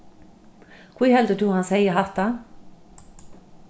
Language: Faroese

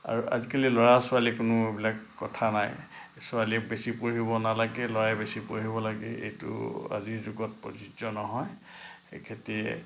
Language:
Assamese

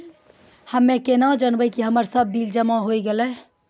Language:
Maithili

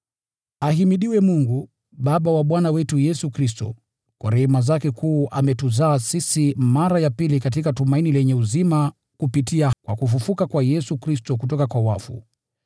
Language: Swahili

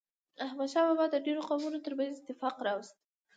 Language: Pashto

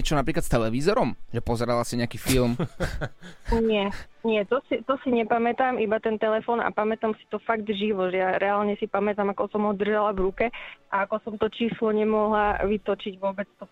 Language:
Slovak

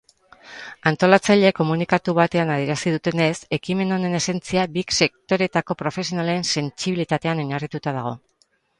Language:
Basque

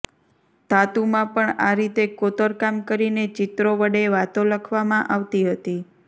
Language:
Gujarati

